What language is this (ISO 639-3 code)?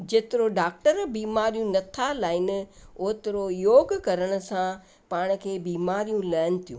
snd